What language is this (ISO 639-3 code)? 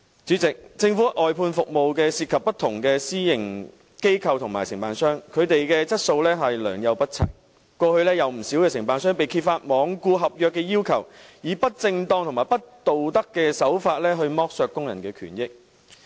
yue